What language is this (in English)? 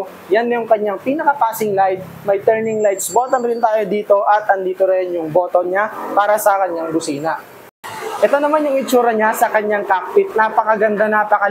Filipino